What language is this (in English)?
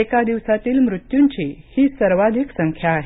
Marathi